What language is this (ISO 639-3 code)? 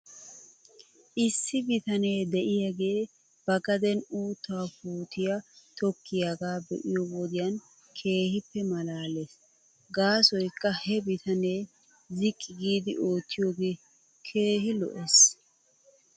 wal